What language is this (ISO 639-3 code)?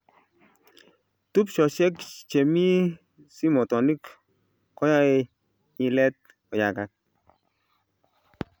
kln